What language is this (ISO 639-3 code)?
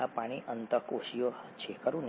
guj